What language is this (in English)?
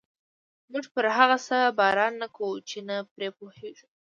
Pashto